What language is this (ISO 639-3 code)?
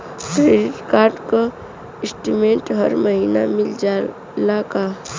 bho